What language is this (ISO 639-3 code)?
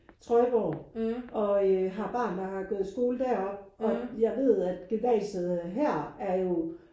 dan